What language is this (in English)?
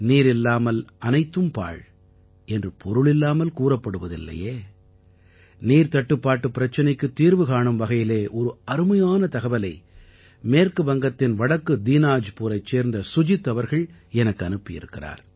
Tamil